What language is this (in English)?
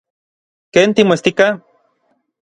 Orizaba Nahuatl